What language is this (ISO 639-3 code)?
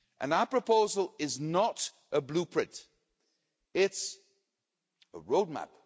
eng